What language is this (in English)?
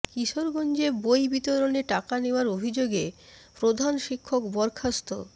Bangla